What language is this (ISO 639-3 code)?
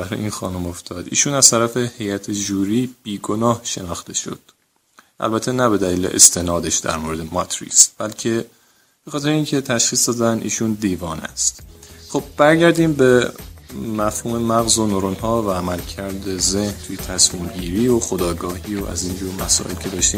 fas